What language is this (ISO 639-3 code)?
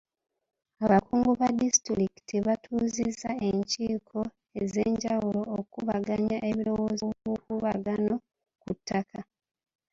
lug